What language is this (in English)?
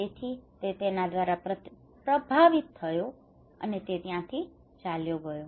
Gujarati